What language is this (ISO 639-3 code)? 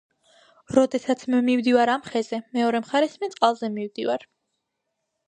kat